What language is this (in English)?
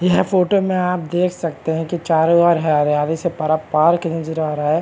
Hindi